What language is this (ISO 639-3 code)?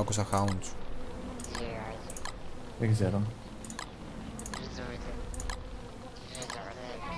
ell